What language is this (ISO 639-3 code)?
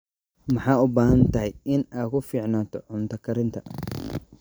som